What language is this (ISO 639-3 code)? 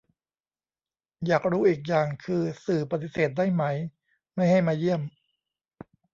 tha